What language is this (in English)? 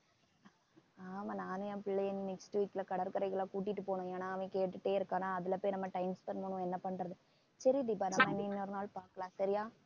Tamil